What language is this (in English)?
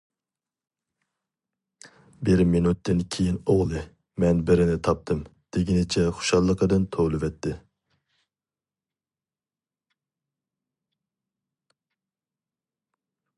Uyghur